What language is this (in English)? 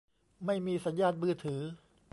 Thai